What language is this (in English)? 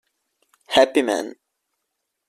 Italian